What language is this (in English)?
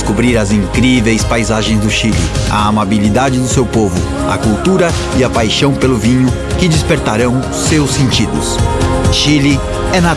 Portuguese